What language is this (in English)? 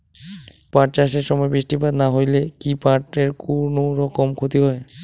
Bangla